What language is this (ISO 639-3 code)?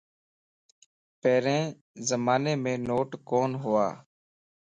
lss